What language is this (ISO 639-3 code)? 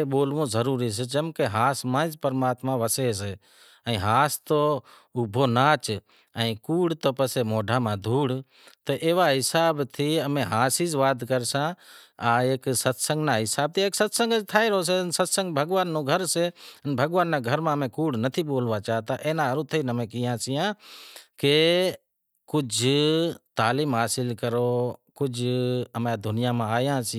kxp